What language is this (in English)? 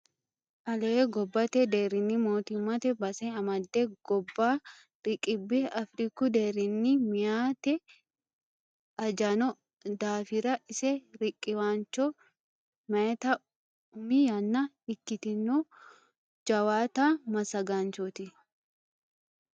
Sidamo